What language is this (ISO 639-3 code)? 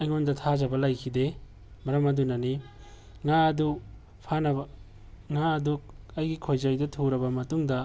mni